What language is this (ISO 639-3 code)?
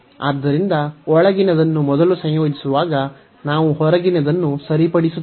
kan